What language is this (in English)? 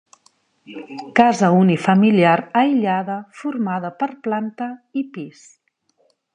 Catalan